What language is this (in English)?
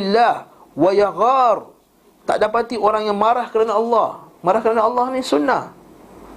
Malay